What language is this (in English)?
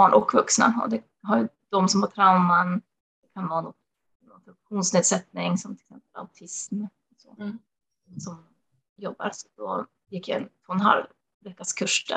Swedish